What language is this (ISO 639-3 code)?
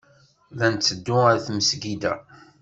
kab